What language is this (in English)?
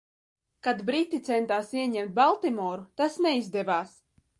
Latvian